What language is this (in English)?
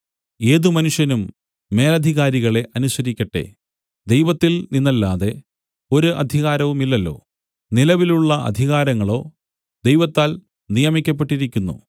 Malayalam